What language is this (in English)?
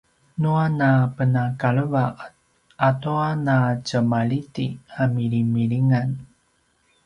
Paiwan